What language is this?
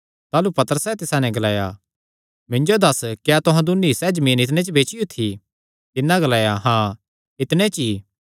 Kangri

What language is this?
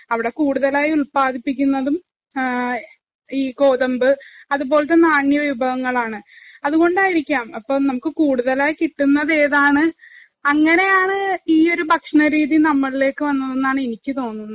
Malayalam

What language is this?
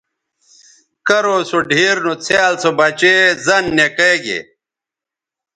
Bateri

